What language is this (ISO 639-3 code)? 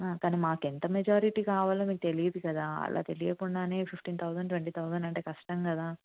tel